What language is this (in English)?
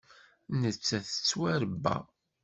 Kabyle